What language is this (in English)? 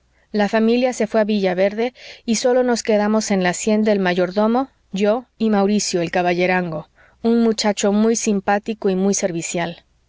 Spanish